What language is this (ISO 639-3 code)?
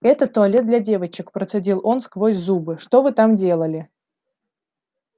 rus